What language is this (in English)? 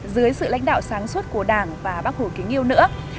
Vietnamese